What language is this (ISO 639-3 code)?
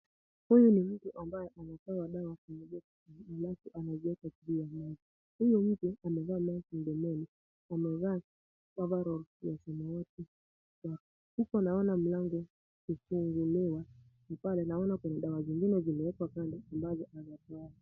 swa